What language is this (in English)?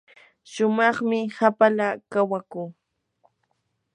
Yanahuanca Pasco Quechua